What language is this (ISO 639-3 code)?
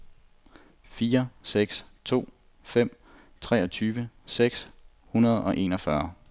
dan